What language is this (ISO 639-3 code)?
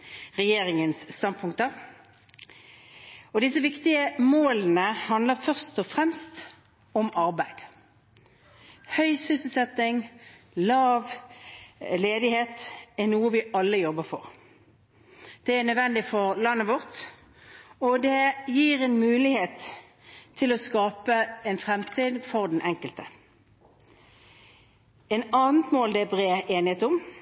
nob